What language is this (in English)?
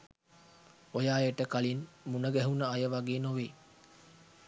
Sinhala